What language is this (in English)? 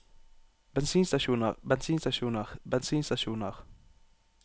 Norwegian